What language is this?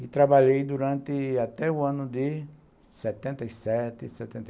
Portuguese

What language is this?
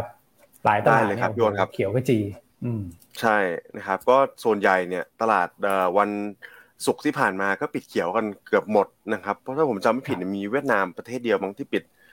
Thai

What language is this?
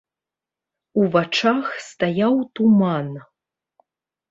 Belarusian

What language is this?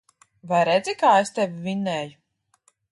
Latvian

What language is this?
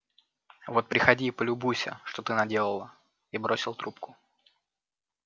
Russian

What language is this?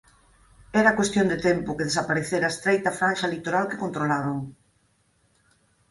Galician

